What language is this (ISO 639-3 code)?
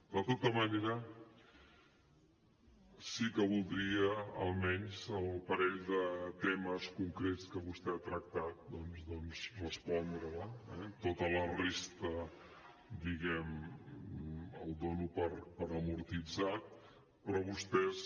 cat